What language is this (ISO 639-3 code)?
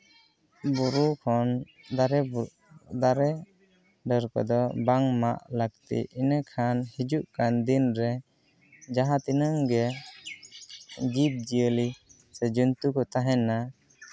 sat